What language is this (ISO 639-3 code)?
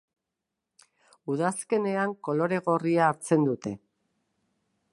eus